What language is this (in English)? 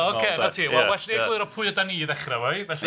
Welsh